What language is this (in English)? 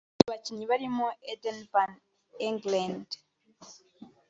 Kinyarwanda